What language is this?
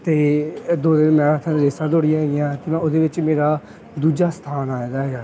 Punjabi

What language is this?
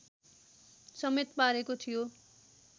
Nepali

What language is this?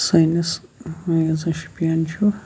Kashmiri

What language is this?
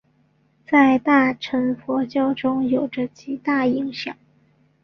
Chinese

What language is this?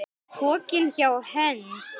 Icelandic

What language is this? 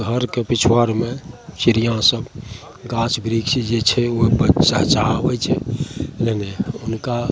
Maithili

